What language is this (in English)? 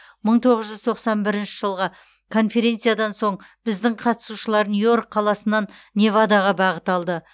Kazakh